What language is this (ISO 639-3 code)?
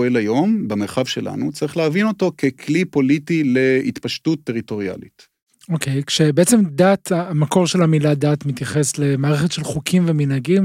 heb